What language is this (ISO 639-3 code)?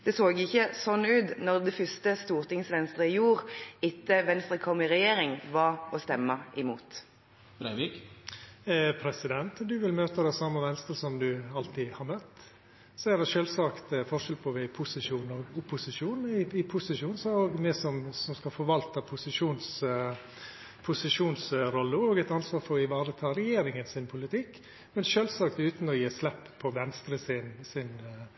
nor